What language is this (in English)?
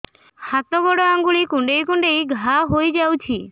Odia